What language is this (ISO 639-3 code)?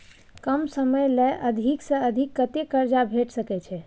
mai